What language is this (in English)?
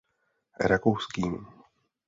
Czech